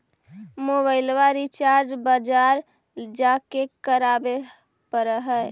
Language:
Magahi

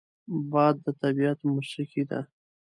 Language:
Pashto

